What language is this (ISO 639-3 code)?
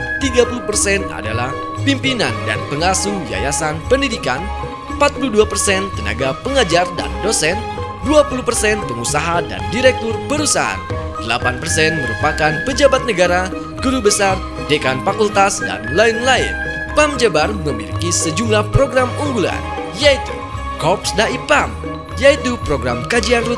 ind